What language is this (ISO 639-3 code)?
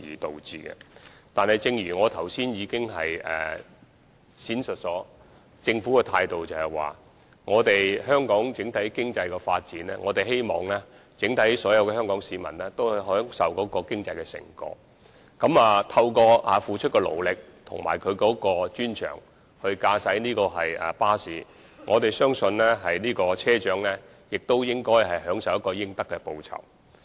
yue